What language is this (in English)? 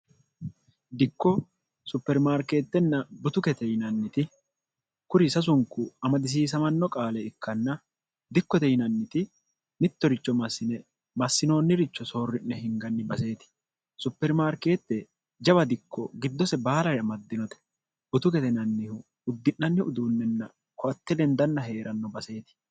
Sidamo